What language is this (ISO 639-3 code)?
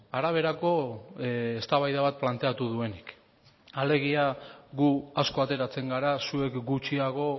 eus